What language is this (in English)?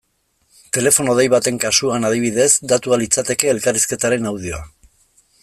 Basque